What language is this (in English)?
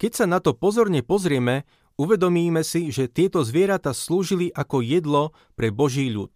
Slovak